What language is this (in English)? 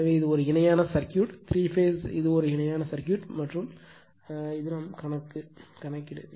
Tamil